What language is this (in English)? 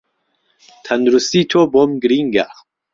Central Kurdish